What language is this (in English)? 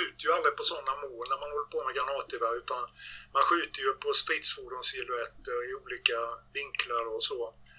Swedish